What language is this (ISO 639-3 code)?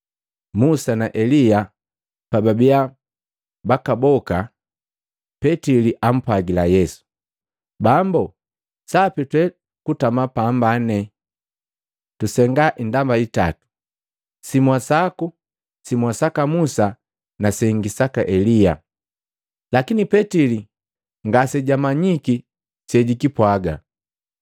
mgv